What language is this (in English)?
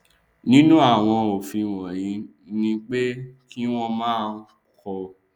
Yoruba